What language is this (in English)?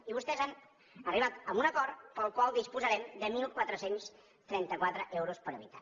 Catalan